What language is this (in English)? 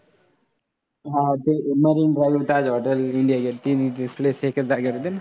Marathi